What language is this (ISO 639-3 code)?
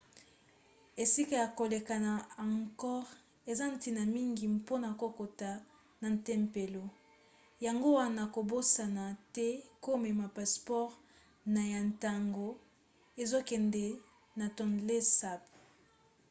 lin